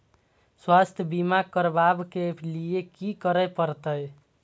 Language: Maithili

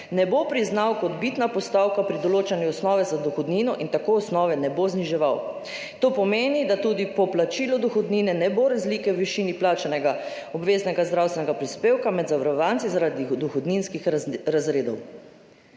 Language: Slovenian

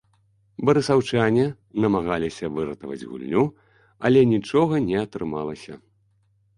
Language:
Belarusian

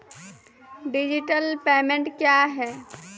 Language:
Maithili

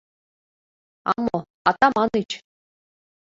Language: Mari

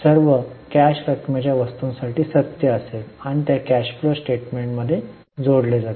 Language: Marathi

